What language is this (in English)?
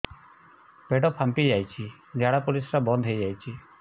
Odia